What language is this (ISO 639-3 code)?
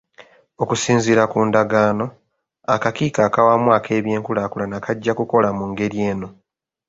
lug